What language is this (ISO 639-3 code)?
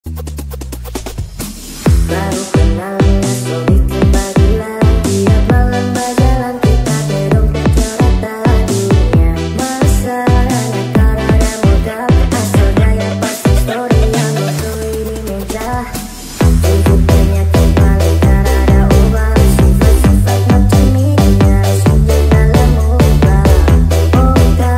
ind